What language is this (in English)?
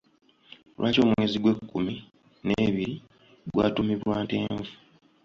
Ganda